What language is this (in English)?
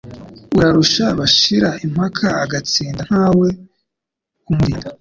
Kinyarwanda